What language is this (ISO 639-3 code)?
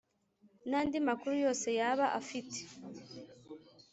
kin